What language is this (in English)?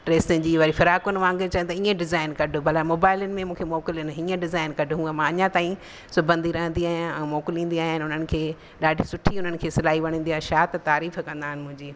Sindhi